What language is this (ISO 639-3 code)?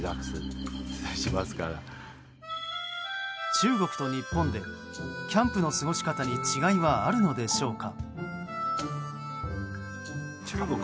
jpn